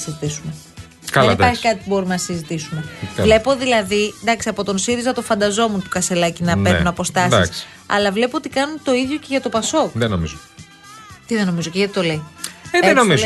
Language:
Greek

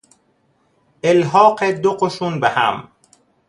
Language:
Persian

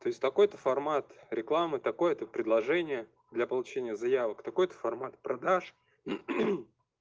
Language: Russian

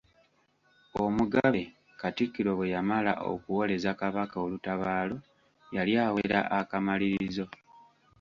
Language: Ganda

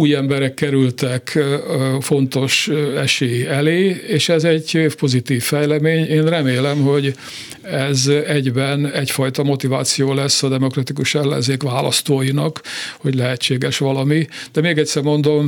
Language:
Hungarian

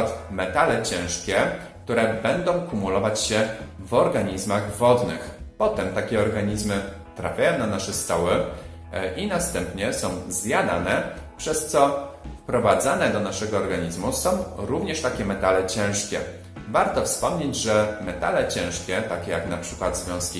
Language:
Polish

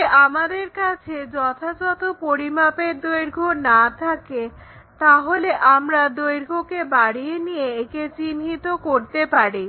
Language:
Bangla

